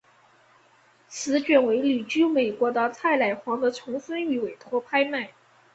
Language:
Chinese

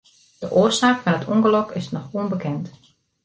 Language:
Western Frisian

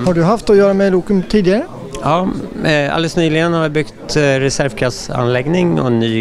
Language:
Swedish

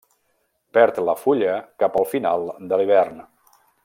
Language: Catalan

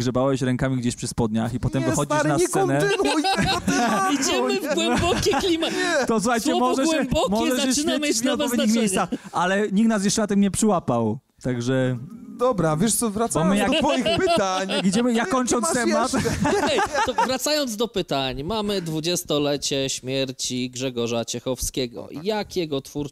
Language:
Polish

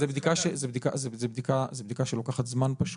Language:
Hebrew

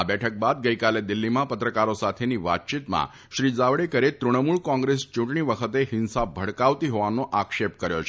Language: Gujarati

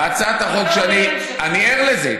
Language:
Hebrew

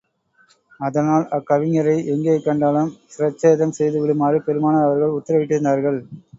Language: Tamil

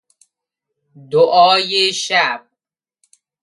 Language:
Persian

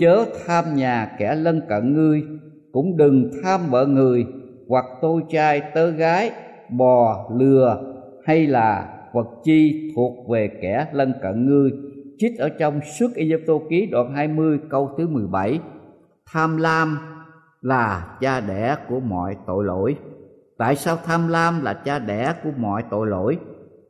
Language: Vietnamese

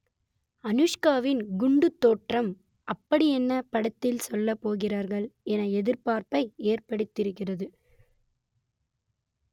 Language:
Tamil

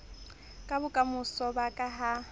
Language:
Southern Sotho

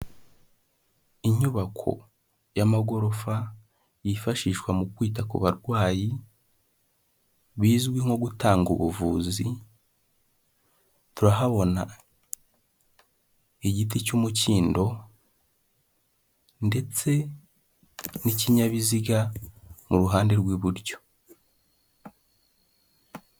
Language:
Kinyarwanda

